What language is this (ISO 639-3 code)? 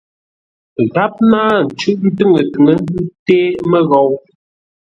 nla